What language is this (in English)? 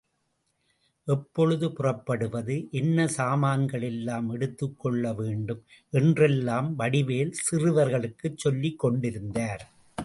Tamil